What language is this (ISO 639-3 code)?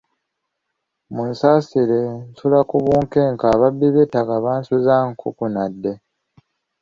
lug